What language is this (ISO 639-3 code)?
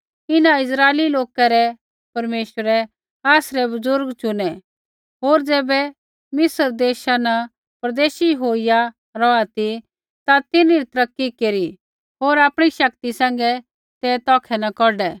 kfx